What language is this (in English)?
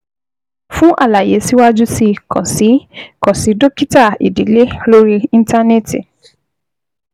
Yoruba